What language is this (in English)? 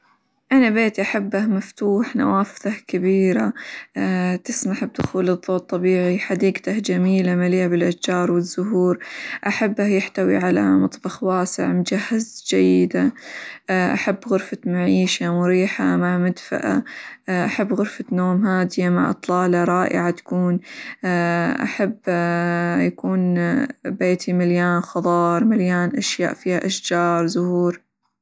Hijazi Arabic